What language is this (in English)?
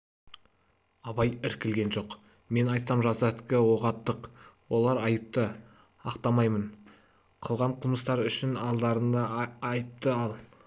Kazakh